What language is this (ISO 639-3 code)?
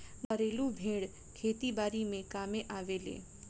bho